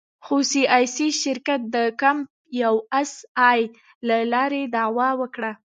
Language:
Pashto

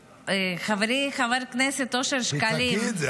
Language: Hebrew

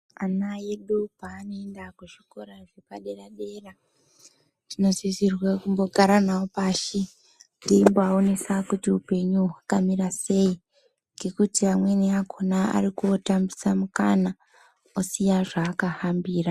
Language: Ndau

